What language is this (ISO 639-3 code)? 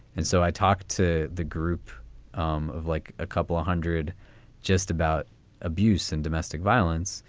eng